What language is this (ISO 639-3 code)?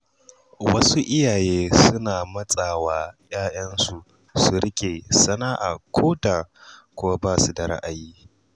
hau